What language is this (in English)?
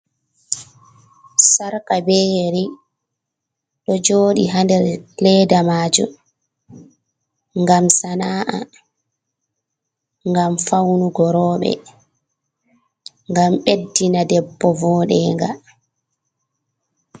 Fula